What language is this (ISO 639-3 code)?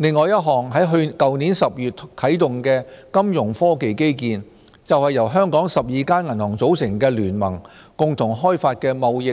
yue